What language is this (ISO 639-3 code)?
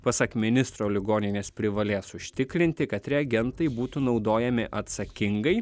lit